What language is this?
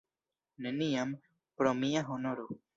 Esperanto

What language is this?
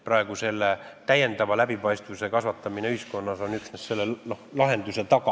Estonian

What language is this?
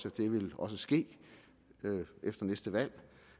Danish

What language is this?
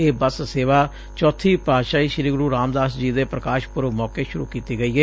Punjabi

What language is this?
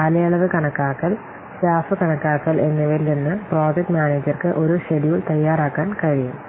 Malayalam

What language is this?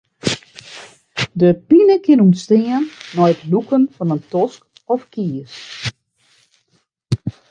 Western Frisian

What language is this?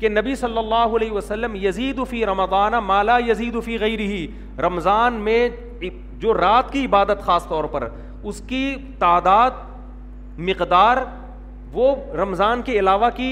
Urdu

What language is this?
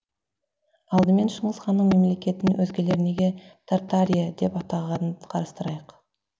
Kazakh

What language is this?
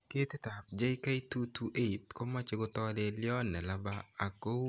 Kalenjin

